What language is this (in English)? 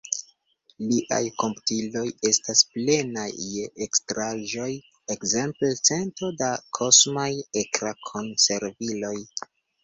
Esperanto